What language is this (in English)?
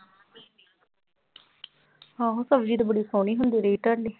Punjabi